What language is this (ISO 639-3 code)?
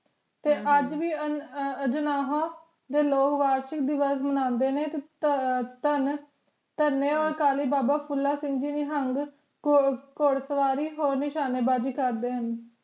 pan